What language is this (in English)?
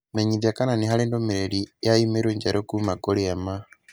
Kikuyu